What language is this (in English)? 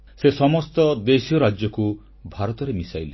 Odia